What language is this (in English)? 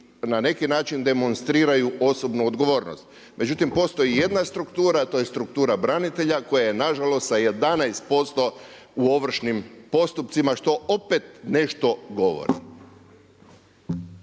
Croatian